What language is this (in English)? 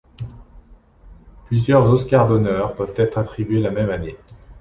French